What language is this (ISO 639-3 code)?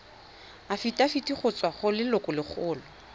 tsn